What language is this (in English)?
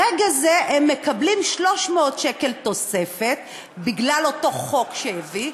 Hebrew